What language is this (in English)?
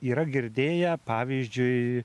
Lithuanian